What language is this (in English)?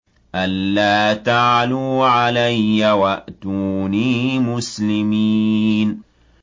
Arabic